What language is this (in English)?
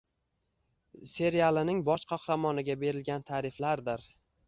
Uzbek